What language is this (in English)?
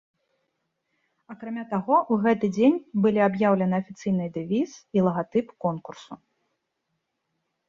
Belarusian